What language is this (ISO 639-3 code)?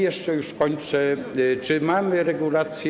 pol